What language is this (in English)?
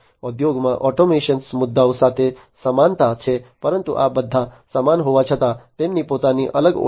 Gujarati